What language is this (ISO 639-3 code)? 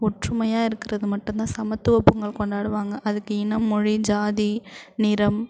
tam